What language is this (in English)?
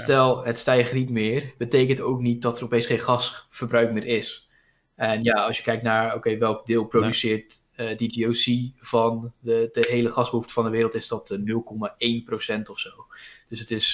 Dutch